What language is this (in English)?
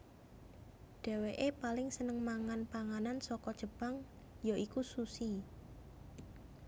Javanese